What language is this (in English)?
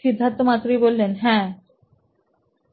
Bangla